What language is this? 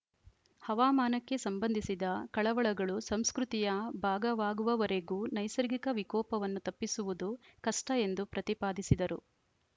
Kannada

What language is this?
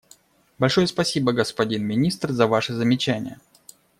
Russian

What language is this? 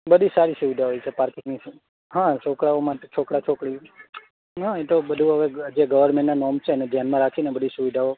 Gujarati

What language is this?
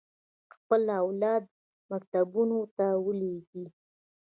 Pashto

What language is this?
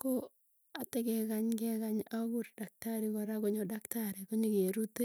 Tugen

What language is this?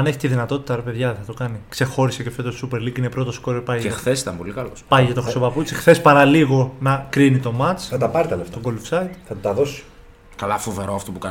Greek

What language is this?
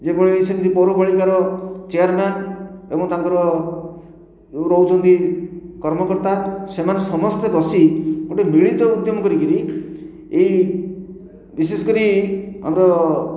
Odia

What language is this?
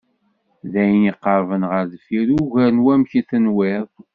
Kabyle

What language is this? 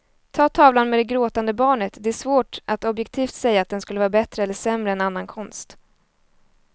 Swedish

